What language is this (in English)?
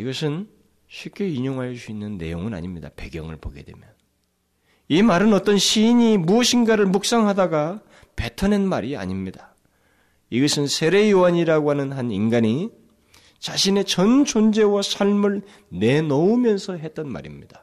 Korean